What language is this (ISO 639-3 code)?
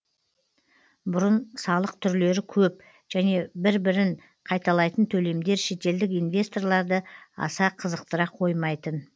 kaz